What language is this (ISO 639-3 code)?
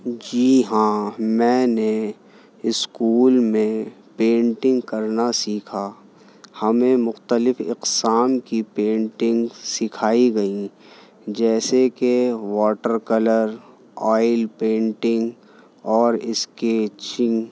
urd